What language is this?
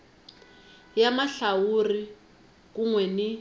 Tsonga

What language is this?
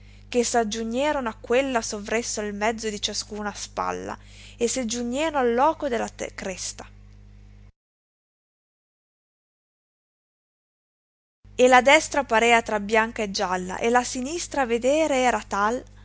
Italian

